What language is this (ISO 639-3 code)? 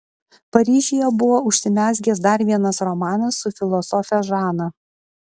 lit